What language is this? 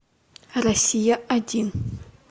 Russian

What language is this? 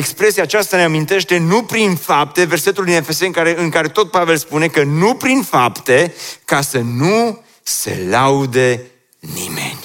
Romanian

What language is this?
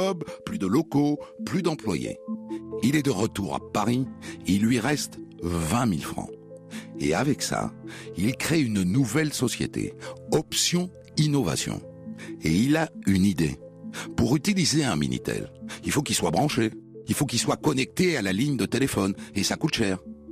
French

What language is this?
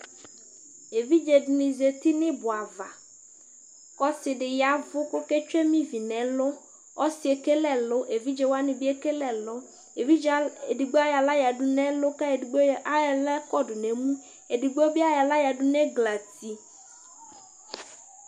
Ikposo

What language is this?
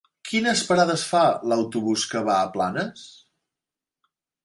Catalan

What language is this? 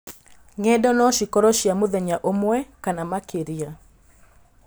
Kikuyu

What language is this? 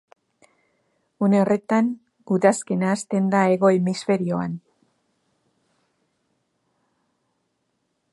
Basque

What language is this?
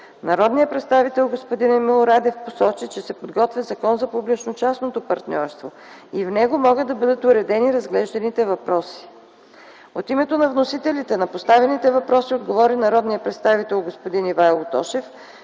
Bulgarian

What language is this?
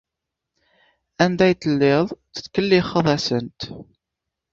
Kabyle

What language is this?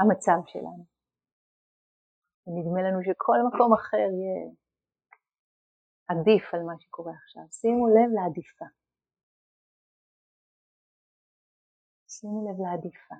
Hebrew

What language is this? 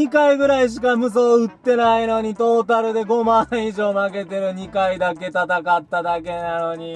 Japanese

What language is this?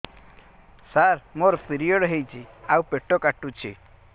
Odia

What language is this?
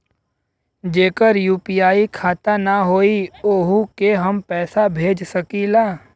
Bhojpuri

